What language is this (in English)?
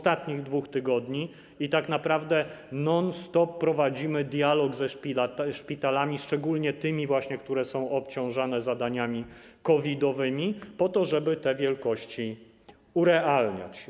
Polish